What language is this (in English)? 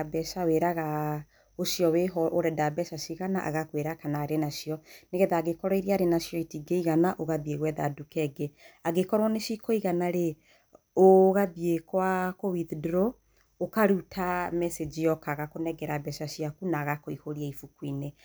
Kikuyu